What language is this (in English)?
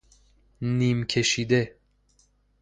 Persian